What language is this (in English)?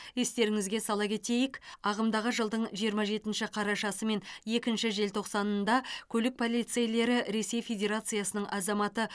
Kazakh